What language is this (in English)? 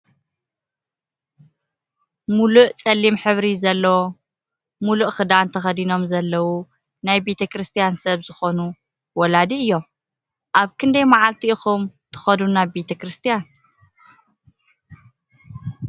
Tigrinya